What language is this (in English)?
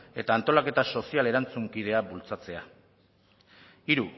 Basque